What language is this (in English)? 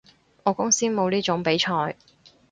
Cantonese